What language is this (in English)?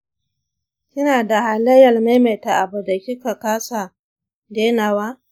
Hausa